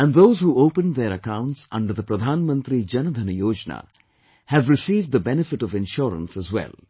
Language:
English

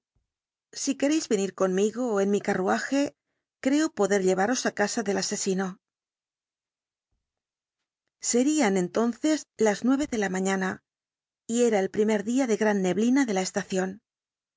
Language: Spanish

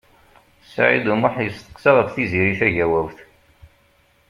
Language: Kabyle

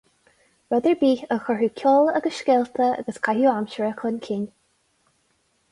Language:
Irish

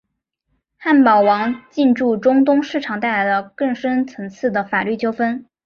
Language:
Chinese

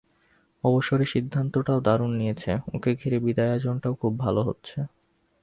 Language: Bangla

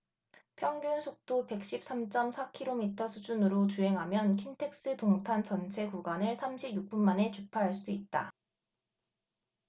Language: Korean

